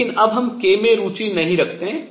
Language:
Hindi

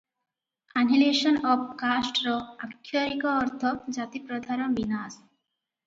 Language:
Odia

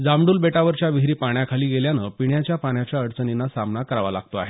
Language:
Marathi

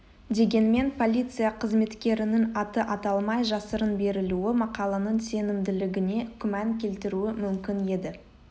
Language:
Kazakh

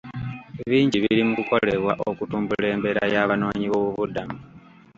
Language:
Ganda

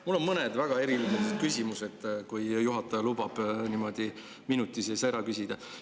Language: Estonian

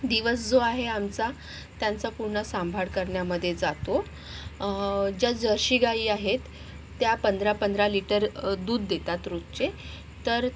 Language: Marathi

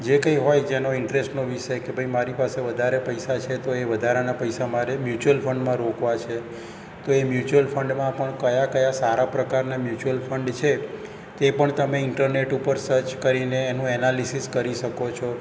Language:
Gujarati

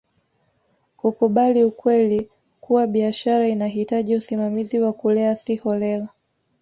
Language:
Swahili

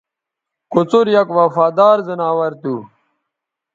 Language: Bateri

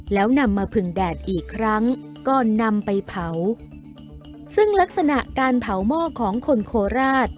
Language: Thai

